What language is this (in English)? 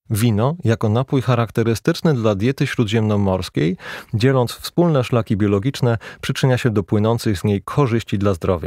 Polish